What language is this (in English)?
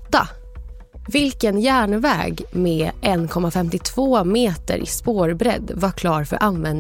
Swedish